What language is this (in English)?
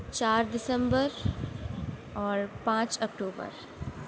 Urdu